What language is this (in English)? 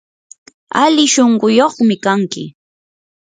Yanahuanca Pasco Quechua